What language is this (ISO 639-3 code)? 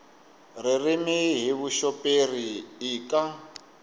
tso